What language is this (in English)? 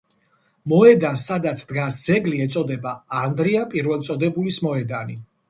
Georgian